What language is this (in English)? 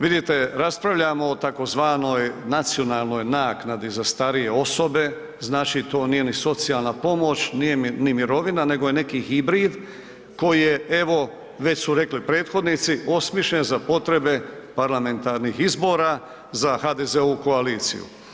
Croatian